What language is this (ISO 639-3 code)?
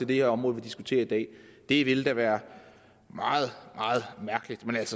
dan